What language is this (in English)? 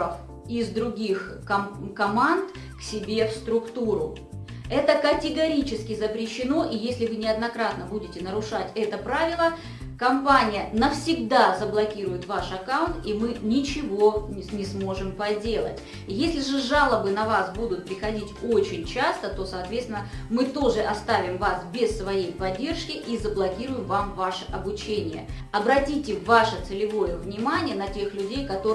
Russian